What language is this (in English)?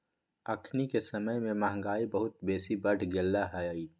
Magahi